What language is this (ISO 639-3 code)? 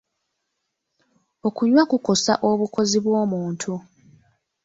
lug